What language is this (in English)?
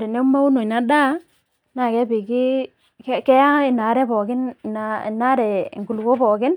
Masai